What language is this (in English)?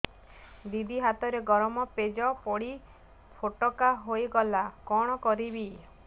Odia